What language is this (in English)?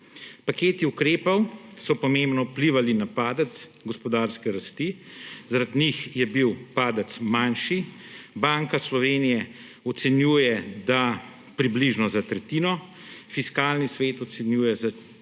Slovenian